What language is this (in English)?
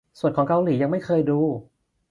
Thai